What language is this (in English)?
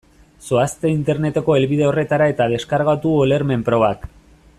Basque